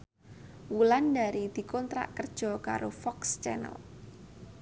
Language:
Javanese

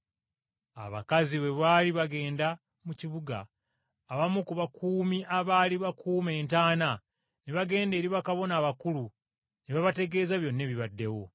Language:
Ganda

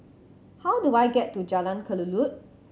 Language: English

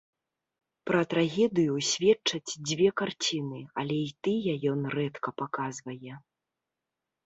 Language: Belarusian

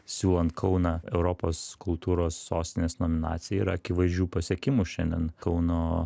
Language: Lithuanian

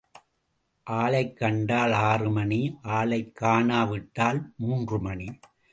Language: Tamil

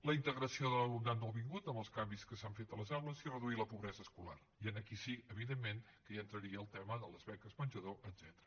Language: Catalan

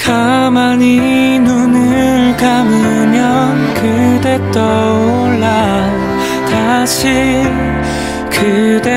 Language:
Korean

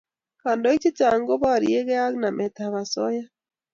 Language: Kalenjin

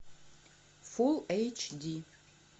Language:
Russian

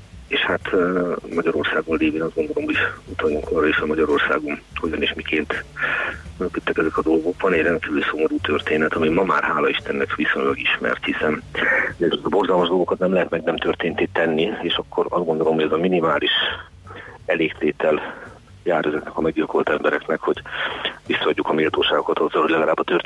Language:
Hungarian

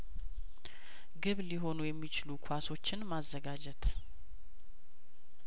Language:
Amharic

